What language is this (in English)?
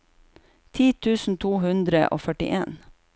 Norwegian